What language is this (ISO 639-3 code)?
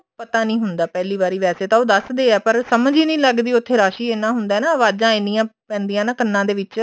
pan